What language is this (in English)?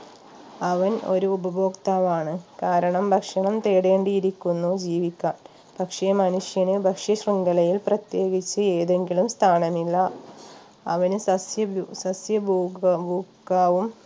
Malayalam